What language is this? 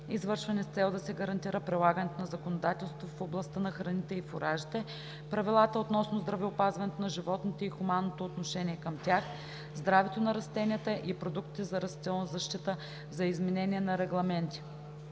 Bulgarian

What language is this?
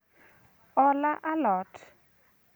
Luo (Kenya and Tanzania)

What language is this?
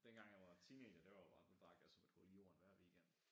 Danish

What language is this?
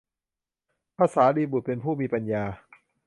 Thai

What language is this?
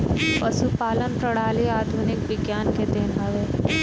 Bhojpuri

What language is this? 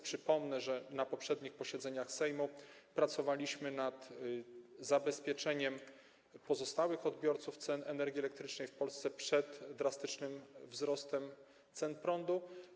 Polish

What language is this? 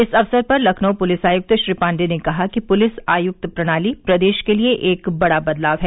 Hindi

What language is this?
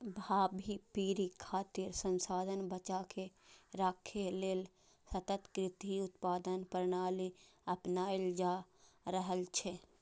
Maithili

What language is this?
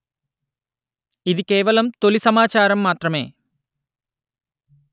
Telugu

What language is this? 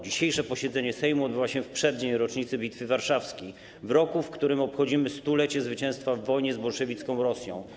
Polish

